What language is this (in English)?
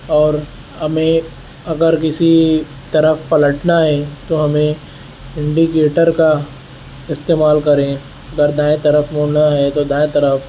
Urdu